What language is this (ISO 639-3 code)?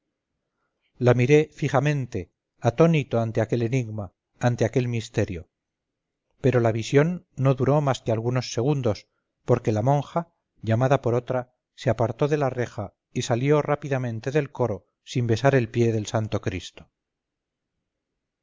spa